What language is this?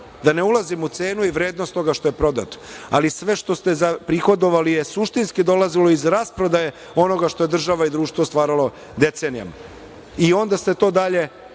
Serbian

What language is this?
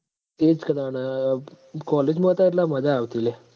Gujarati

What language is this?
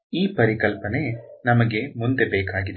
Kannada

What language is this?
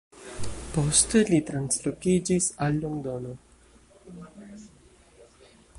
Esperanto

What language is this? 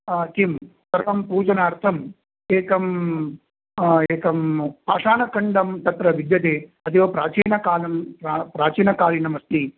Sanskrit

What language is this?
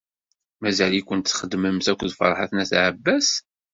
Kabyle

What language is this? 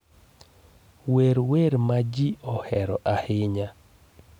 Luo (Kenya and Tanzania)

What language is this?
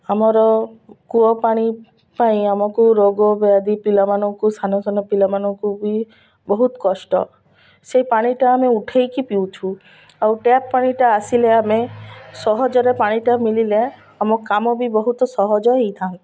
Odia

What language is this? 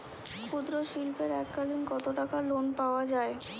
Bangla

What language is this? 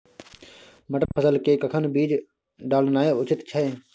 Maithili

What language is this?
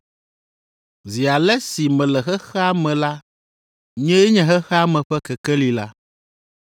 Ewe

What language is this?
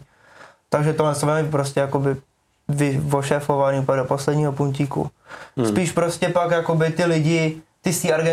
Czech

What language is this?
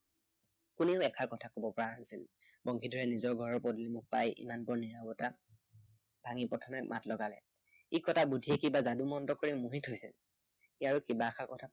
Assamese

